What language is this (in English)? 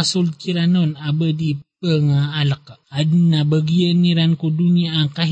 Filipino